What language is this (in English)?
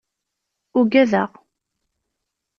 Kabyle